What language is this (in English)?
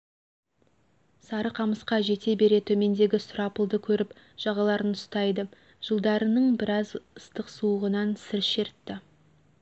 Kazakh